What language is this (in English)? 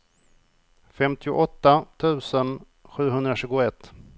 Swedish